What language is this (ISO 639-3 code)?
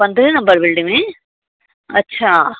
snd